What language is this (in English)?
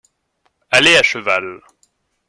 French